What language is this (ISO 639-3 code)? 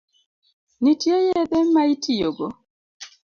luo